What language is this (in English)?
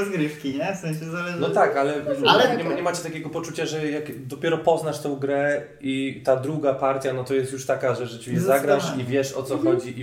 Polish